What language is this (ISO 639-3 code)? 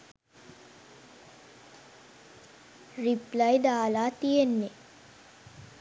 sin